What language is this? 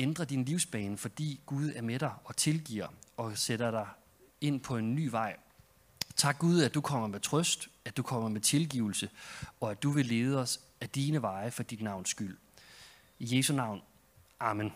Danish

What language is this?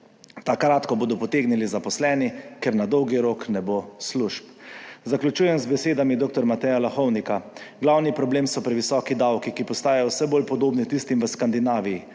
Slovenian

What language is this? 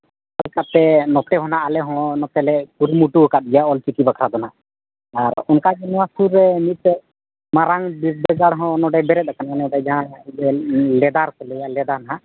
Santali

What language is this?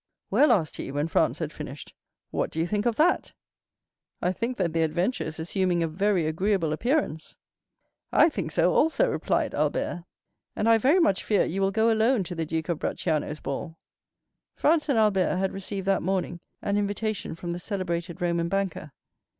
English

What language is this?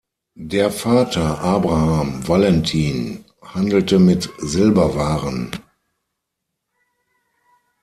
German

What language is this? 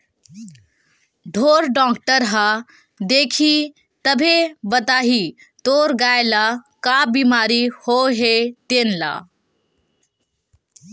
Chhattisgarhi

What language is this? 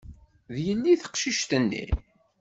Kabyle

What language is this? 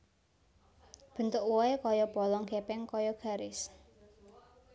Javanese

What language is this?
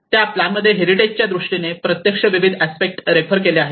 Marathi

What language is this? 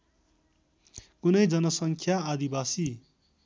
Nepali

